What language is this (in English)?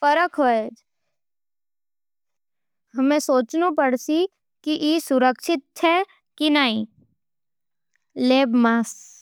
Nimadi